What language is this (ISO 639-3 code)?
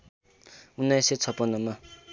nep